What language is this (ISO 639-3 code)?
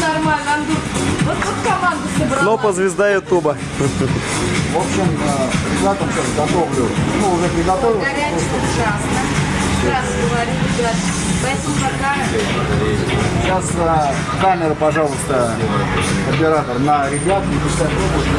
rus